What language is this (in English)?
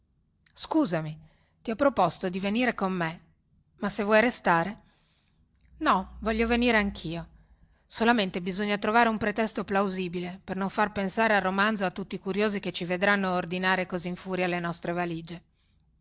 Italian